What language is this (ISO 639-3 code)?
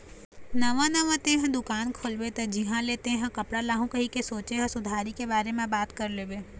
hne